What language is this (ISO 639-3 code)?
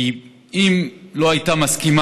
heb